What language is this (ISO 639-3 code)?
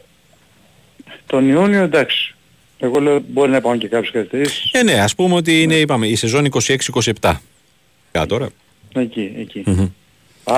ell